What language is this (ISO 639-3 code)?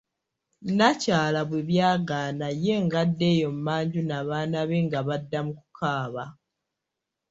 lug